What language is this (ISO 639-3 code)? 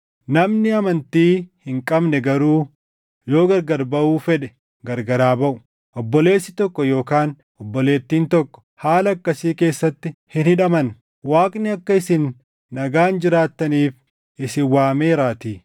orm